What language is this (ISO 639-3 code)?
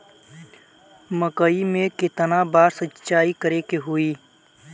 bho